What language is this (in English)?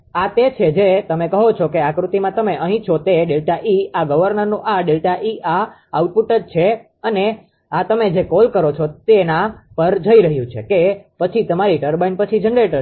Gujarati